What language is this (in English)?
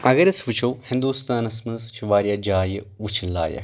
Kashmiri